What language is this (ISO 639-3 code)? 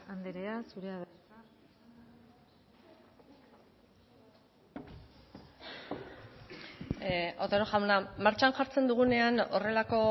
eus